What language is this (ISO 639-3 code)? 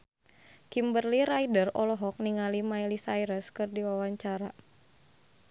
sun